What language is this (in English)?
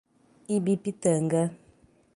Portuguese